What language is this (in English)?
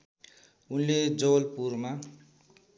Nepali